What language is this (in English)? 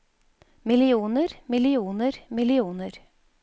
Norwegian